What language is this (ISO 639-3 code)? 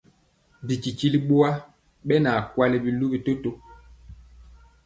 mcx